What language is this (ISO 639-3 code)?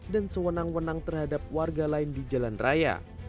ind